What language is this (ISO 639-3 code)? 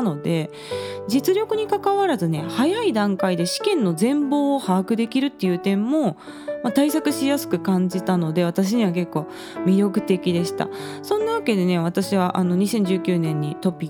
jpn